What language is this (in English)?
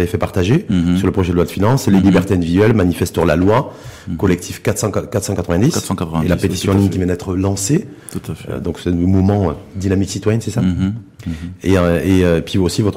French